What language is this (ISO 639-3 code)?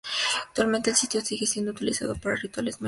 spa